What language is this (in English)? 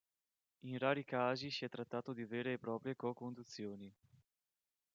Italian